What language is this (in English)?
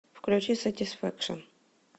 Russian